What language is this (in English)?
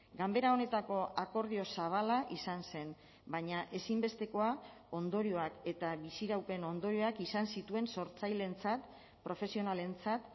Basque